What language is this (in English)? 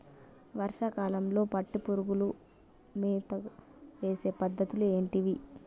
Telugu